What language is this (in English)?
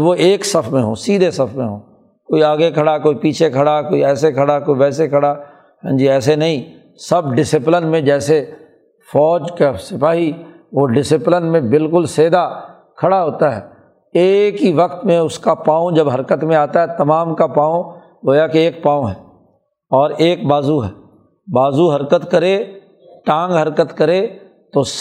Urdu